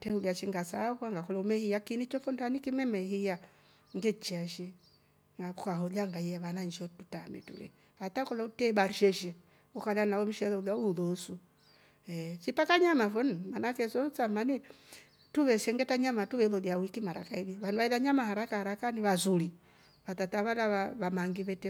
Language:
Rombo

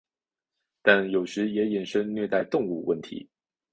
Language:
Chinese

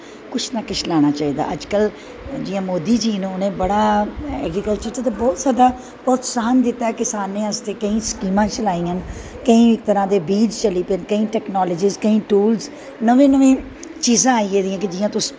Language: Dogri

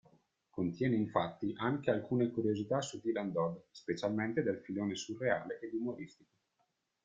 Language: Italian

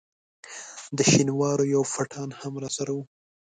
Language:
Pashto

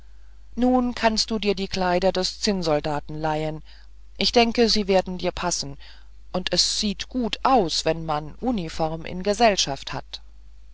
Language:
German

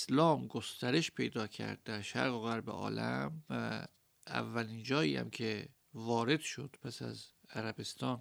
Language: Persian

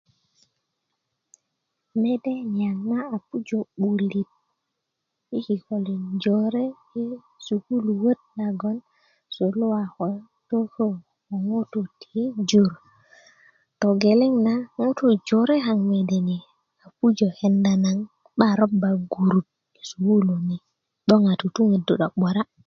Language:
Kuku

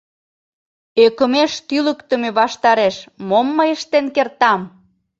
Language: Mari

